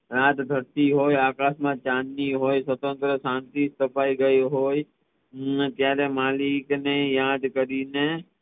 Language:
Gujarati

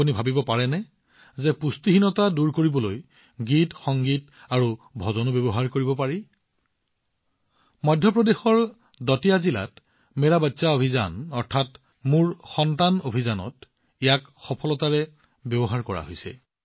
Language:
Assamese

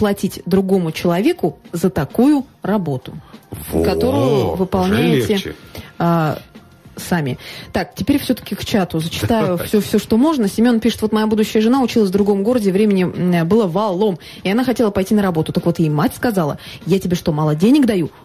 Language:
Russian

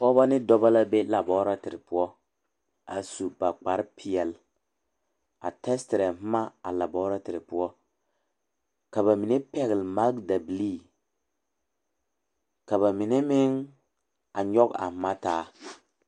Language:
Southern Dagaare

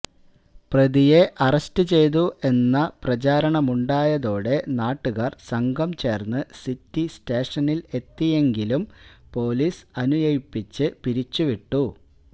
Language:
Malayalam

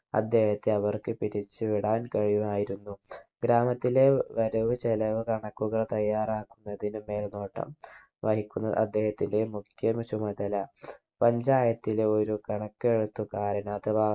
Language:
Malayalam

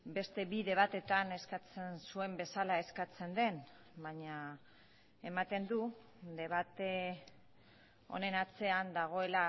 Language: Basque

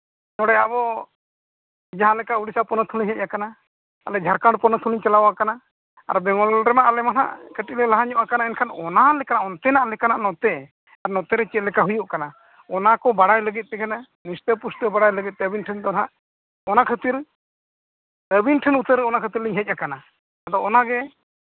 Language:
Santali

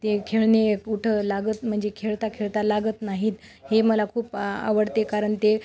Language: Marathi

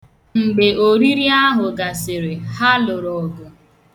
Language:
Igbo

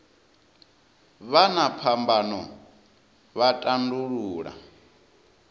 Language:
Venda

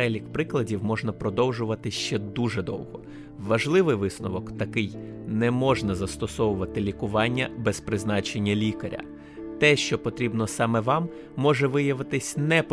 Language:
Ukrainian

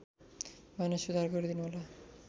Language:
Nepali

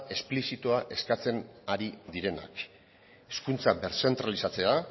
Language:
Basque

